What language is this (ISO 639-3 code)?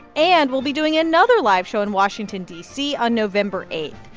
eng